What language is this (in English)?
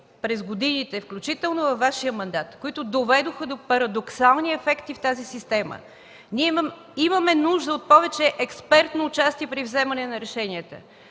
Bulgarian